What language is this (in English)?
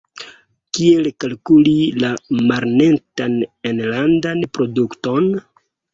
Esperanto